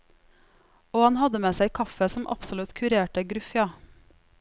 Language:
Norwegian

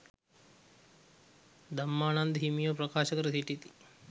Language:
Sinhala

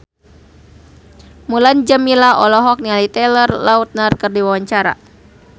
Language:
Sundanese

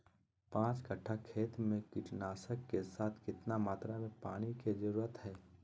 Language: Magahi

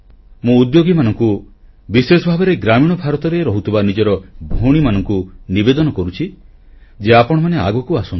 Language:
Odia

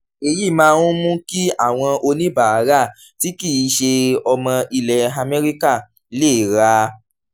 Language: Yoruba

